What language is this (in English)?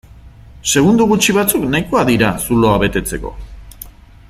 Basque